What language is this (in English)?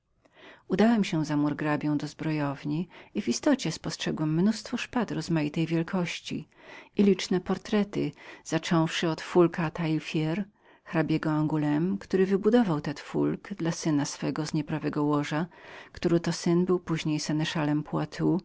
Polish